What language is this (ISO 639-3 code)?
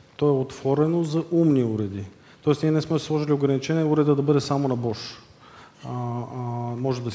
bul